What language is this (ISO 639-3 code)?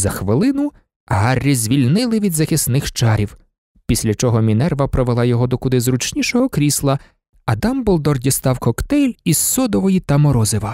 ukr